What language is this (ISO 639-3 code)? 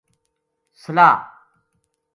gju